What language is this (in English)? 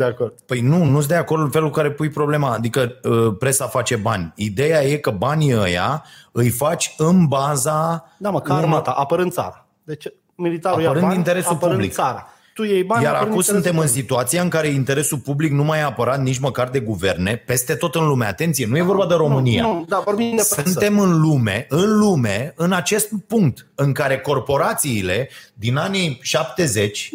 Romanian